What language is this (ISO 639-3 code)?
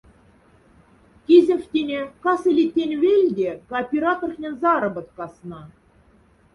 mdf